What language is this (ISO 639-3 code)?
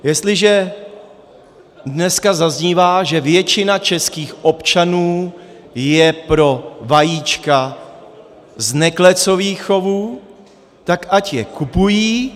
ces